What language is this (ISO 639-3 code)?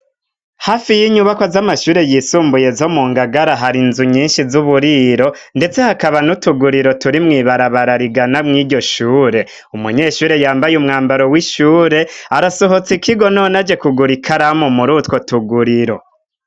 run